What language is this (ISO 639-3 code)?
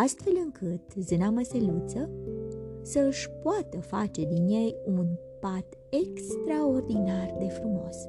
ron